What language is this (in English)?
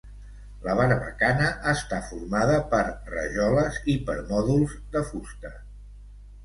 Catalan